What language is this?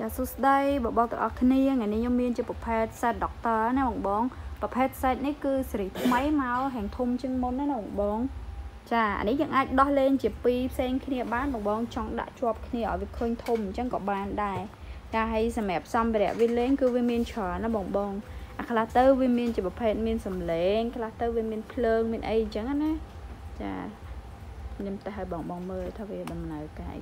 Vietnamese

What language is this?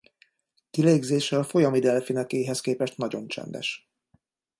Hungarian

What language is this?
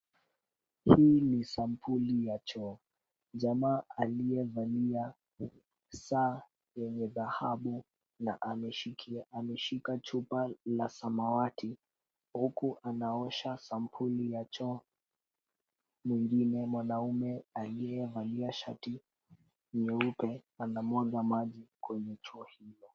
Swahili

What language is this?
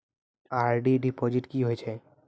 Maithili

